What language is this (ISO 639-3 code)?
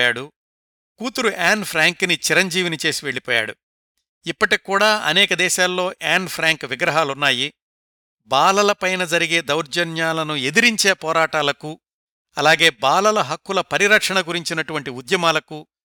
tel